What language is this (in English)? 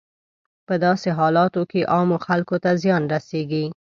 Pashto